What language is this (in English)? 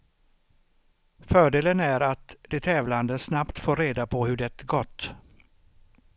Swedish